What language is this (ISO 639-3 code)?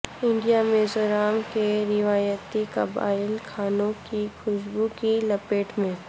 urd